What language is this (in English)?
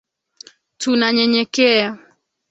Swahili